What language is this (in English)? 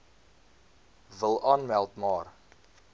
Afrikaans